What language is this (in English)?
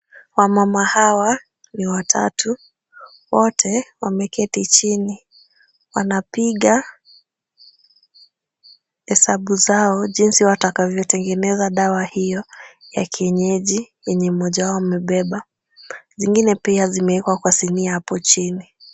Swahili